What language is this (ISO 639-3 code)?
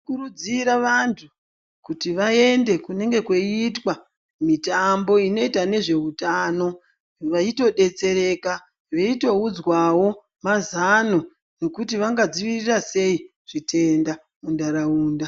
ndc